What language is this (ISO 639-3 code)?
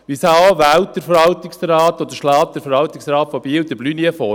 gsw